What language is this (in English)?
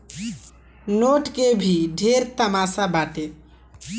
Bhojpuri